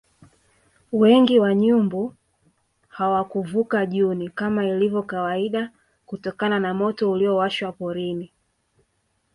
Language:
Swahili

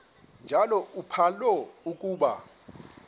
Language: Xhosa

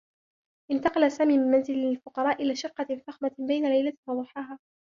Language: Arabic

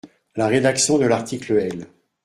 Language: French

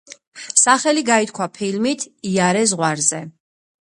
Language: Georgian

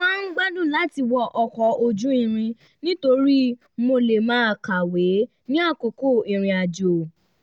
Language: Yoruba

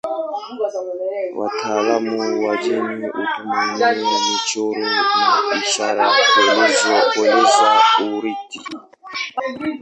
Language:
Swahili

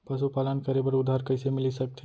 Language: Chhattisgarhi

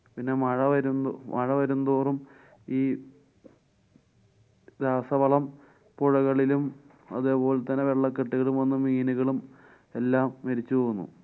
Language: Malayalam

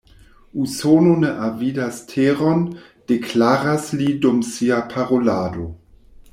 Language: Esperanto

